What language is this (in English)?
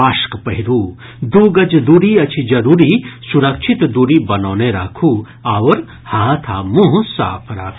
Maithili